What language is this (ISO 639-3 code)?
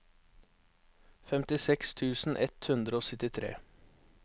nor